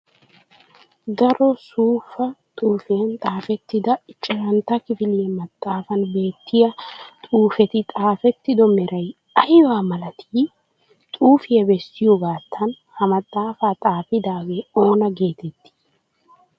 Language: Wolaytta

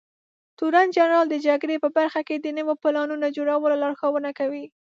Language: Pashto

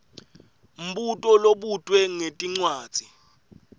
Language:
Swati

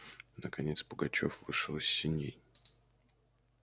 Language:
Russian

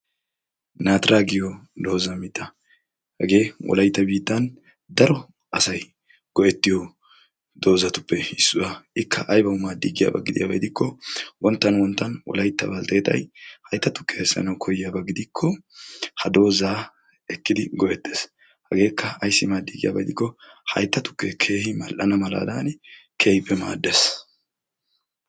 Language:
Wolaytta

